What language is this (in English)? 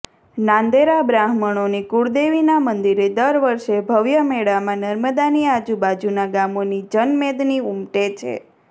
Gujarati